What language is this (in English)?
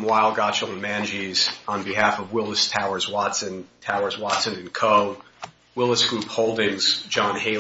English